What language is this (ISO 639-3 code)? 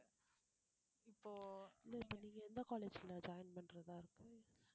tam